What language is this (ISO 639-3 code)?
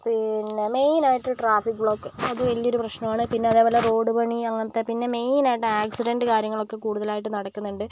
mal